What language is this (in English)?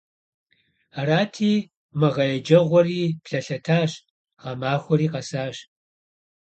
Kabardian